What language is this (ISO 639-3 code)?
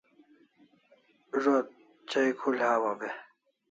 kls